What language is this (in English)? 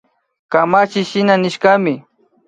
Imbabura Highland Quichua